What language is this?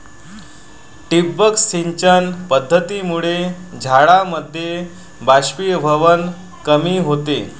Marathi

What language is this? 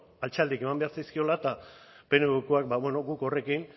Basque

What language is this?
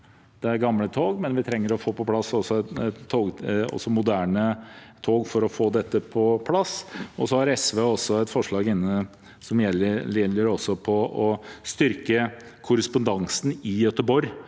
Norwegian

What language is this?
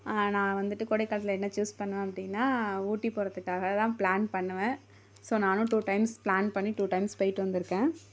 Tamil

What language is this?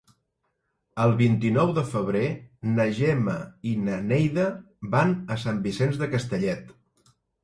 Catalan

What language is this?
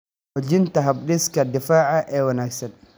Somali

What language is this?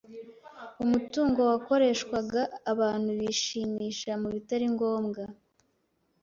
Kinyarwanda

